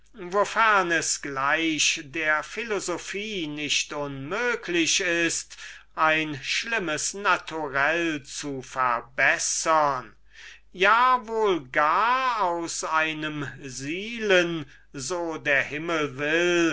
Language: German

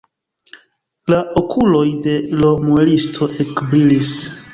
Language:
Esperanto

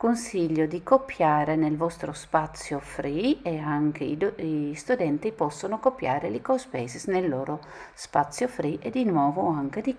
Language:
Italian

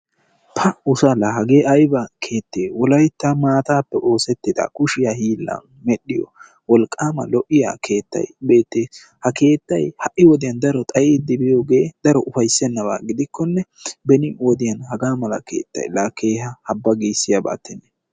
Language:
Wolaytta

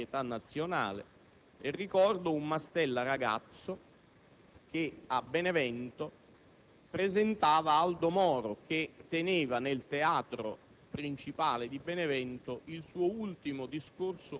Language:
Italian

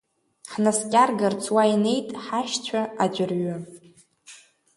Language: Abkhazian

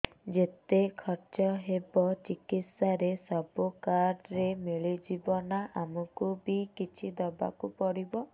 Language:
Odia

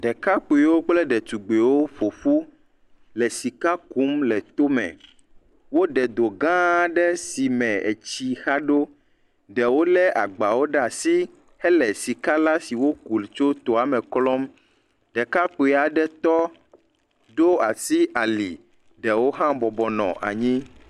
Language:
Ewe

